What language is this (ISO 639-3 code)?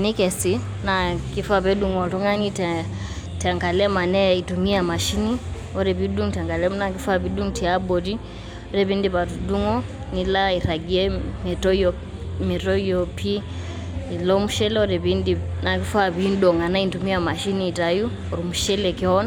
mas